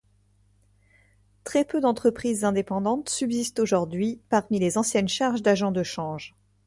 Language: French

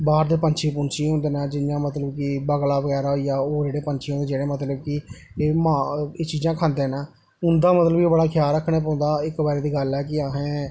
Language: Dogri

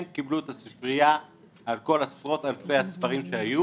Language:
Hebrew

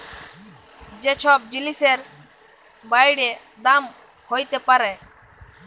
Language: Bangla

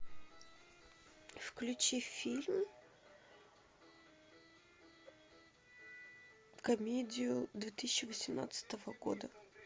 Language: Russian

